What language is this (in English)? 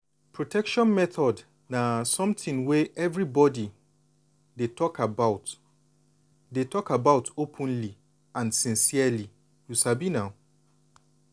Nigerian Pidgin